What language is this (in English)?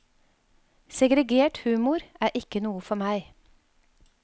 Norwegian